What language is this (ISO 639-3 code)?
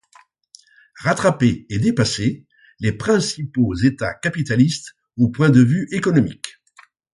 fra